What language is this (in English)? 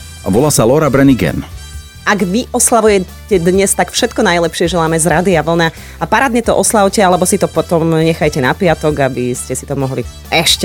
Slovak